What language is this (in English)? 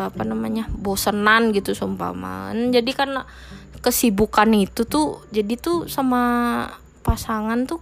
Indonesian